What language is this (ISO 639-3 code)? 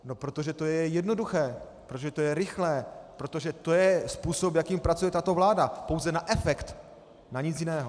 ces